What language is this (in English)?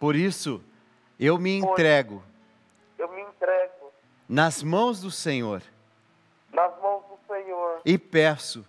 Portuguese